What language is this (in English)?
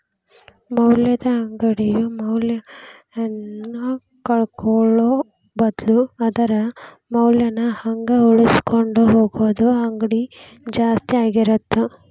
Kannada